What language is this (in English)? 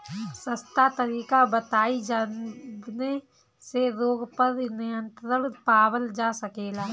Bhojpuri